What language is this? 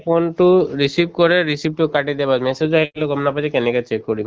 Assamese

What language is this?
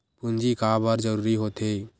Chhattisgarhi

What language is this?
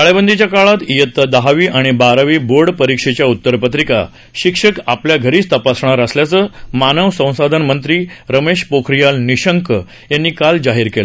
Marathi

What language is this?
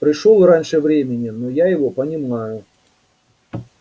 Russian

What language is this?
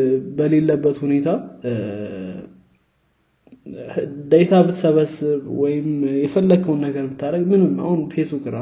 Amharic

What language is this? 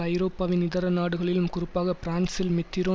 Tamil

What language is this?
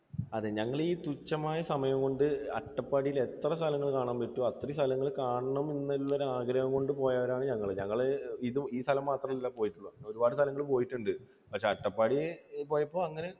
Malayalam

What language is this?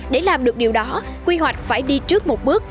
Vietnamese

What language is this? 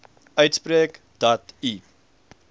Afrikaans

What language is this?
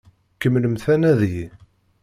Kabyle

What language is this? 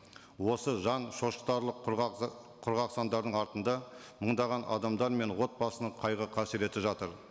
Kazakh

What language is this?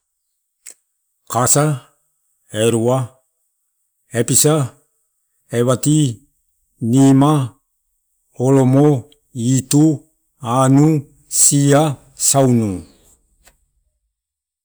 Torau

